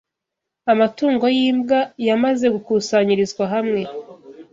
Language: Kinyarwanda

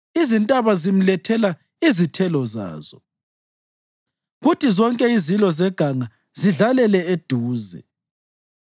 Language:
North Ndebele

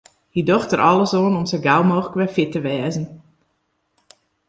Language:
Western Frisian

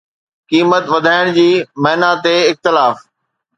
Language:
Sindhi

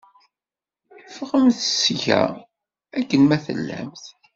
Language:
Kabyle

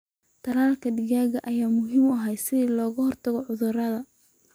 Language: Somali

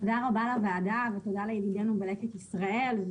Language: Hebrew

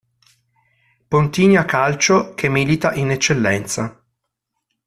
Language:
Italian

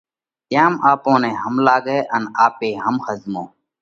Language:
Parkari Koli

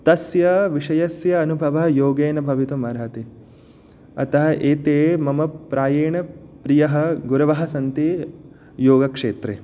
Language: Sanskrit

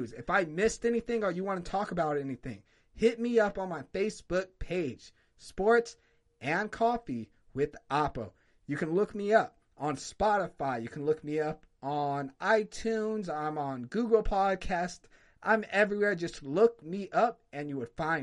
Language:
English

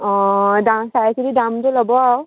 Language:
Assamese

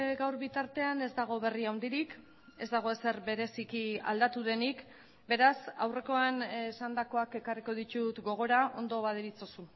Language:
Basque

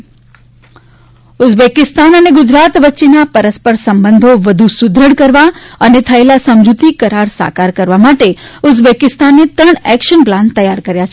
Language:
Gujarati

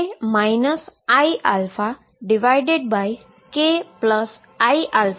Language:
Gujarati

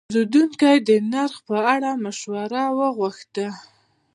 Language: Pashto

